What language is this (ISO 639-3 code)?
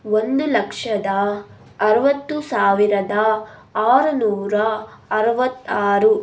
kan